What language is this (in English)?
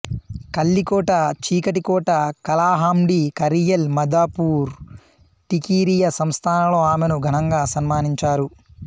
Telugu